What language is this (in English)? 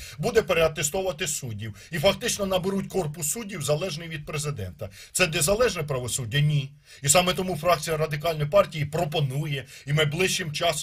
Ukrainian